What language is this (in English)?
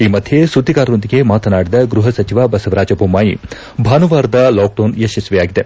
Kannada